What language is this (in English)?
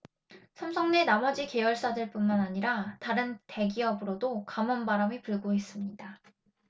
Korean